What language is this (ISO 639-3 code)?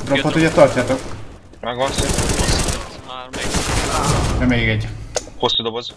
hun